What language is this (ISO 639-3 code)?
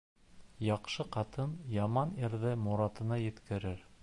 bak